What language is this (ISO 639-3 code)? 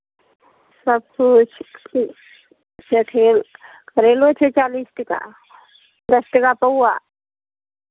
mai